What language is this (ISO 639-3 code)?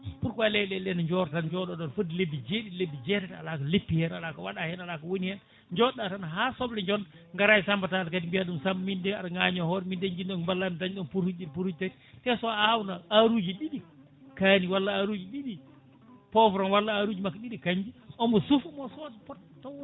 ful